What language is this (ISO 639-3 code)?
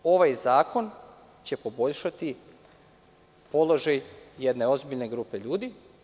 srp